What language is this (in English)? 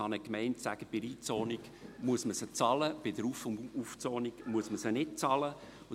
Swiss German